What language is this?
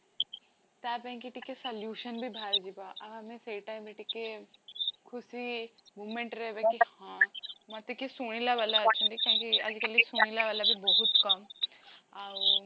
Odia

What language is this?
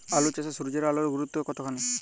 Bangla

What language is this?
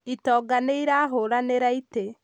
Kikuyu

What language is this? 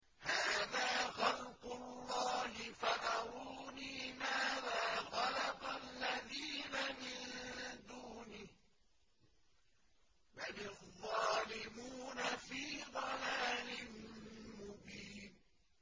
Arabic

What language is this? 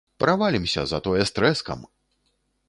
Belarusian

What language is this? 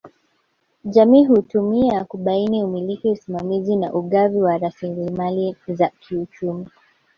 Swahili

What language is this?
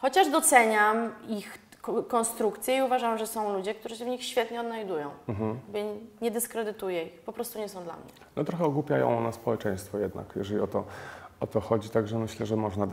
Polish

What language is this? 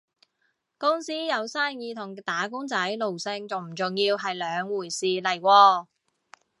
Cantonese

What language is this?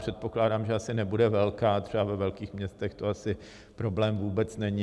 Czech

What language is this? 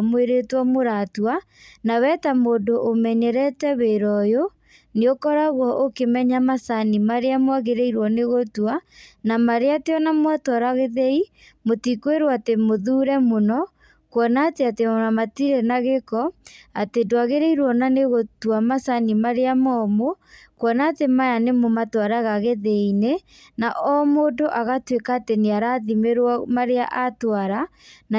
Kikuyu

